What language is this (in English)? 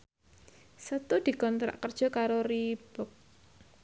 Javanese